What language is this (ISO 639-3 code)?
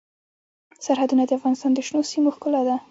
pus